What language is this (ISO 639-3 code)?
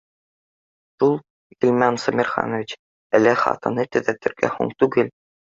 bak